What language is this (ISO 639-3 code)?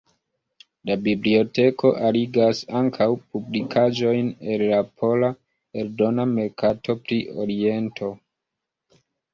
epo